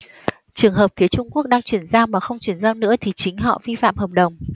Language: Vietnamese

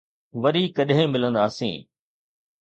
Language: Sindhi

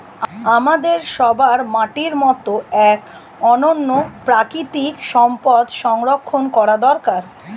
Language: Bangla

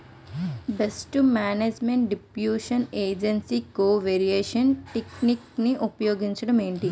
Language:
Telugu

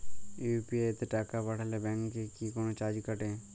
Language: Bangla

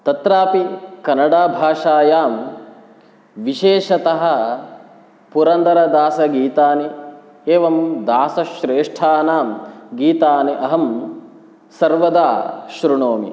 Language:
Sanskrit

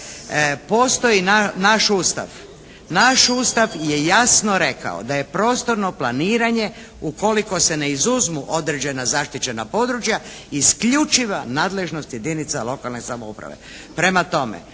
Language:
Croatian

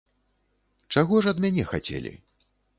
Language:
Belarusian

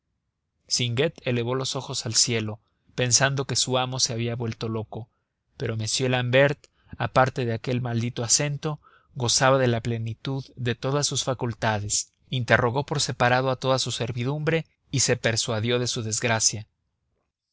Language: Spanish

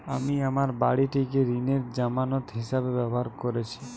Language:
Bangla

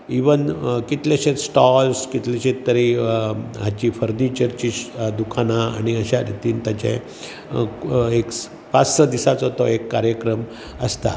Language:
Konkani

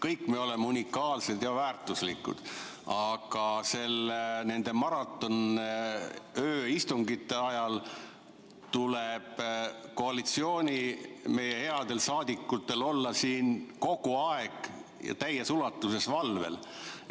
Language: Estonian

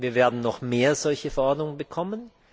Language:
German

